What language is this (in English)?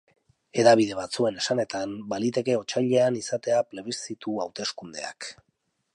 Basque